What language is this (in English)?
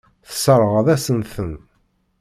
Kabyle